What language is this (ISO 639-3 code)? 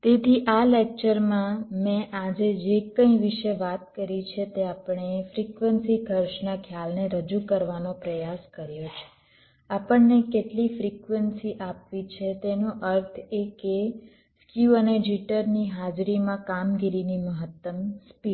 guj